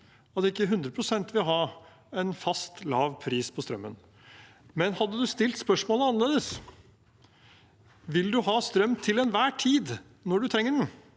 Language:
Norwegian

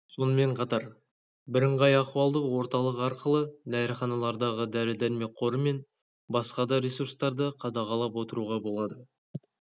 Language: Kazakh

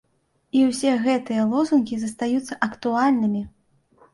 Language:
Belarusian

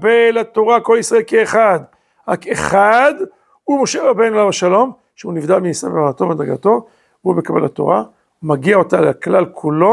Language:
Hebrew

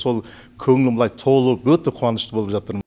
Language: Kazakh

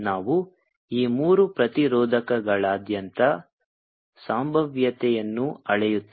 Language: Kannada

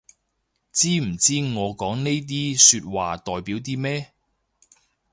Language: Cantonese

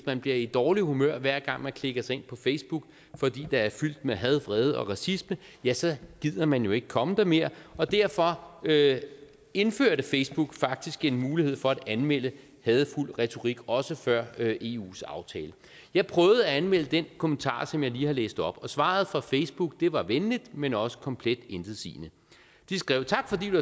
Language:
Danish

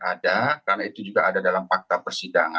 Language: Indonesian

